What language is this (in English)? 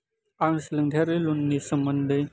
Bodo